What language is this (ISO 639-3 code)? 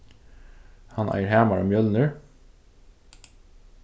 fao